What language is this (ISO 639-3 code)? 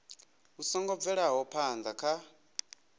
ven